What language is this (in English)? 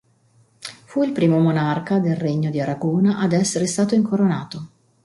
Italian